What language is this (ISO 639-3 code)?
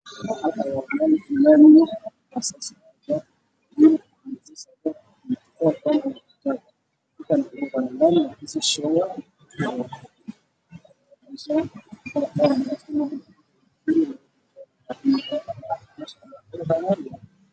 som